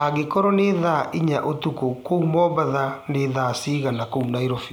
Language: Kikuyu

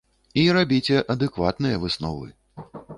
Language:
Belarusian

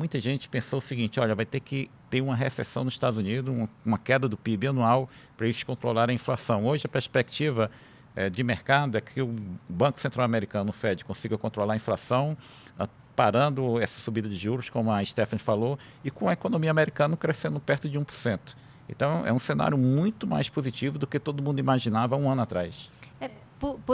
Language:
Portuguese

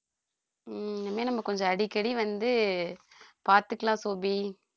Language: Tamil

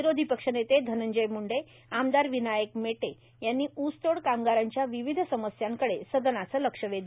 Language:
Marathi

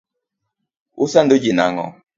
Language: Luo (Kenya and Tanzania)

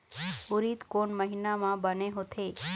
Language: Chhattisgarhi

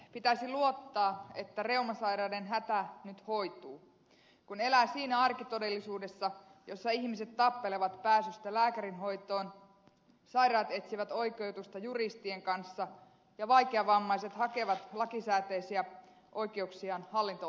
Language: Finnish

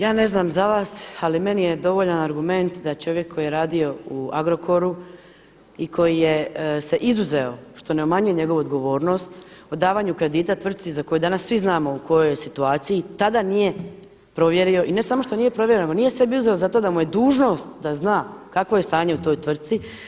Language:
Croatian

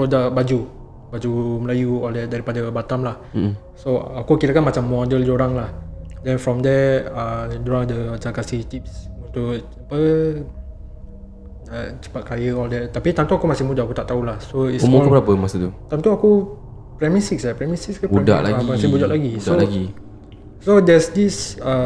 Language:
Malay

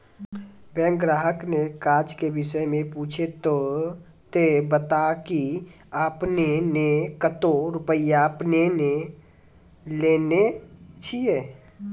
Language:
Maithili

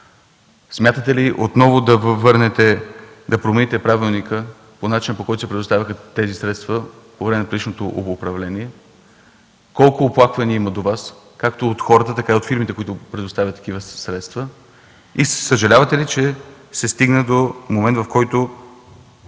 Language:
Bulgarian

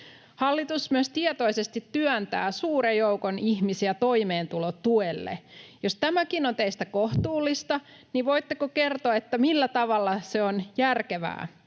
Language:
Finnish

